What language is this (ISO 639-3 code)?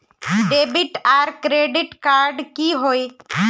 mag